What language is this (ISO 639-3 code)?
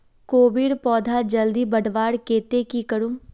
mag